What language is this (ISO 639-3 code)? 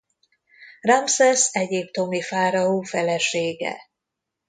hun